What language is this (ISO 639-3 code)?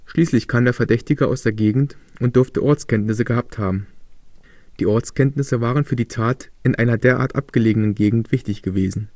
deu